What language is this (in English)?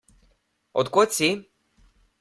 Slovenian